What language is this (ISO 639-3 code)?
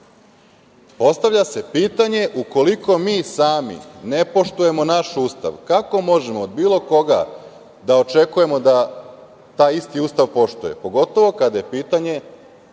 srp